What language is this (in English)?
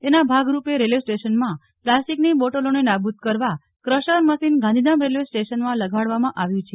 Gujarati